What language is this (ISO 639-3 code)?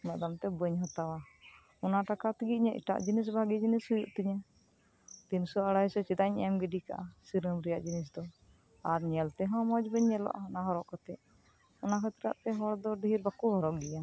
sat